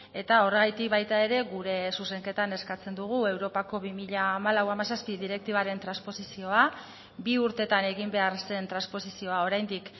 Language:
Basque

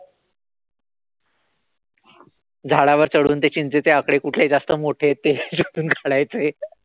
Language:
Marathi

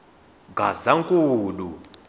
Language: Tsonga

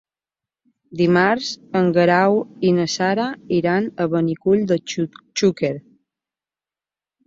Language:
Catalan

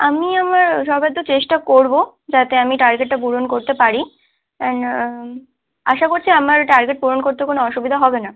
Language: Bangla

